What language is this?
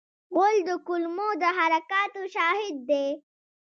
Pashto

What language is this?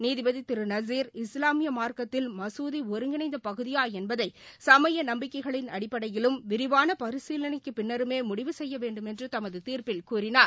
Tamil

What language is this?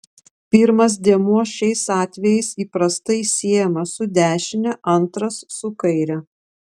Lithuanian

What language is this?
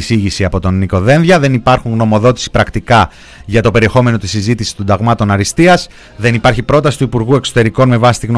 Greek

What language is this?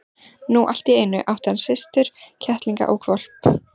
Icelandic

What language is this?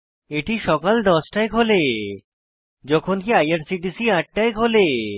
Bangla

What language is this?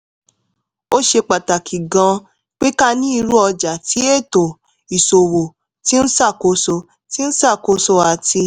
Yoruba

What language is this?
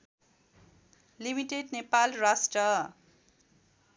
Nepali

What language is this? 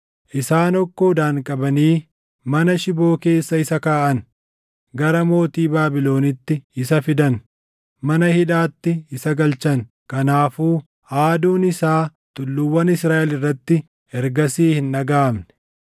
Oromo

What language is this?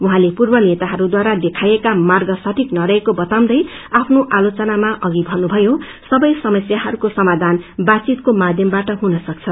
Nepali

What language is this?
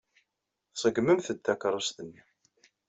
Kabyle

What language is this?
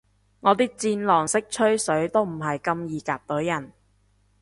Cantonese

